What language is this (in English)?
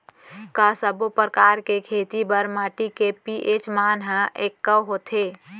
Chhattisgarhi